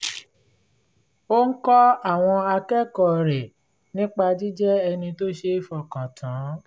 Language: Yoruba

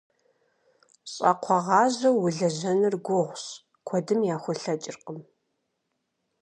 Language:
Kabardian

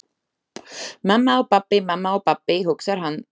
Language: Icelandic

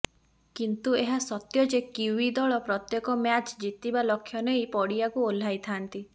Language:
Odia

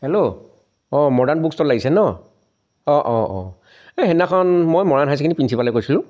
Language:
Assamese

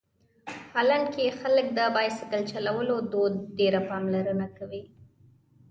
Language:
Pashto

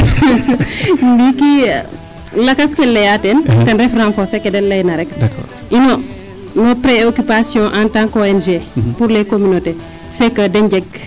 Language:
Serer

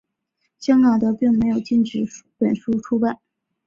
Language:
Chinese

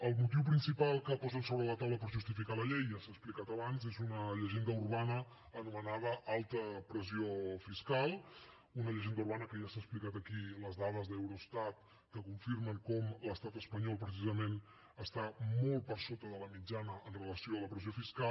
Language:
Catalan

